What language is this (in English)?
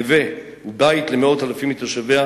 Hebrew